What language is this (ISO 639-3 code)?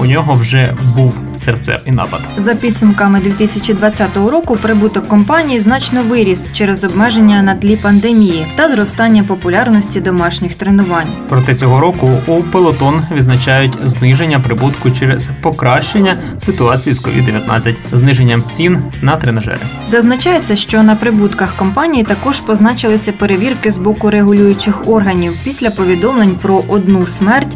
ukr